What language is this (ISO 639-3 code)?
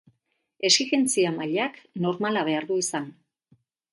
eus